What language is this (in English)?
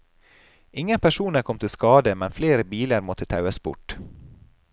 Norwegian